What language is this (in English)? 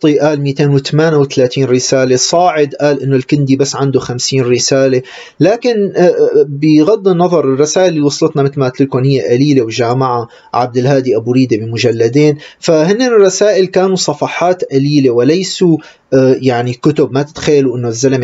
Arabic